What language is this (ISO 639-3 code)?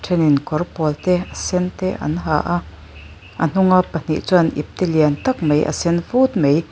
lus